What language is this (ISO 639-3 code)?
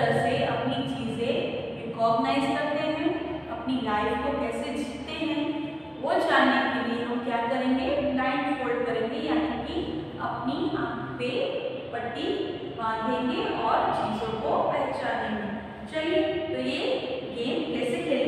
hin